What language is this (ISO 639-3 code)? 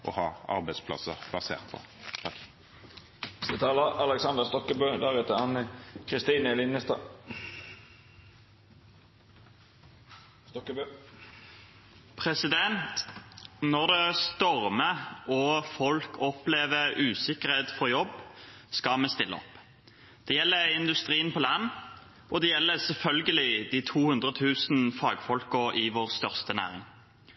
nob